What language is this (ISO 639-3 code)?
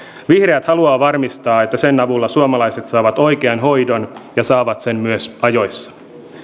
fin